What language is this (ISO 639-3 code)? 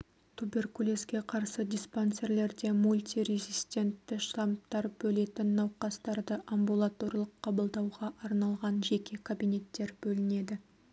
kaz